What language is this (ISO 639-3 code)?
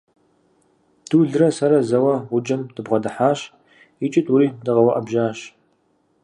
kbd